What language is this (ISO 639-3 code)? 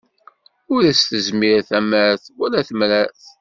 kab